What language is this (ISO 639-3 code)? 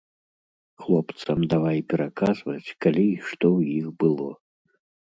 bel